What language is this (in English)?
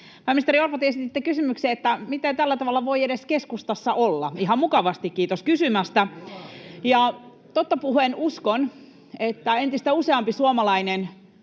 Finnish